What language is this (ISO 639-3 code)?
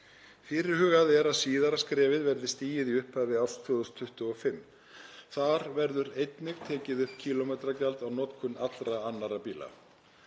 isl